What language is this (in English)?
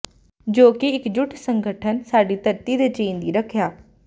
Punjabi